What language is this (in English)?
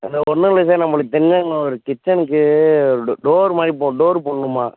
Tamil